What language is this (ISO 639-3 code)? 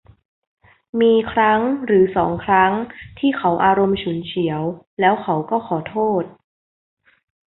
tha